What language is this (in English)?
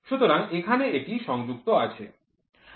Bangla